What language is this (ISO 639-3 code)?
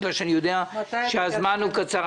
heb